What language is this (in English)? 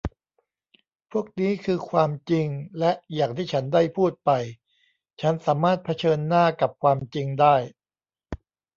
Thai